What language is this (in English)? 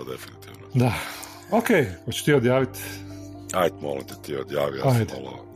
Croatian